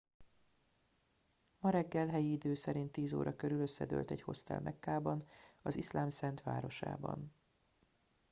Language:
Hungarian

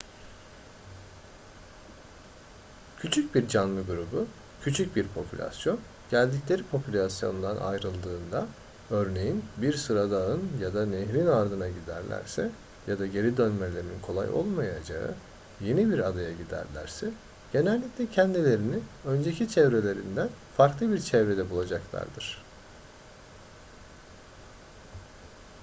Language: Turkish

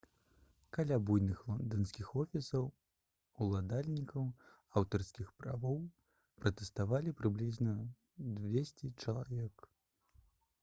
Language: Belarusian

